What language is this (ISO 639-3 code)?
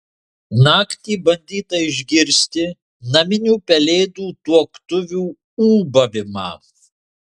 lit